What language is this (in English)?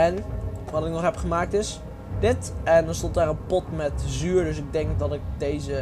Dutch